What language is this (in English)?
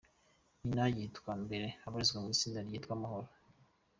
Kinyarwanda